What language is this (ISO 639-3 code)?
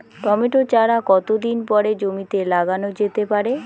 ben